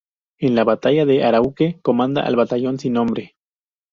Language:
Spanish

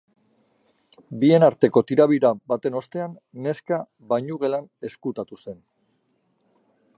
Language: Basque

